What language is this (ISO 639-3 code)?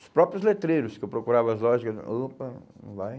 por